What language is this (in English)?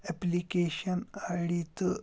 Kashmiri